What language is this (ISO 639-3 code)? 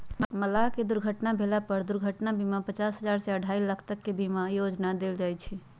mag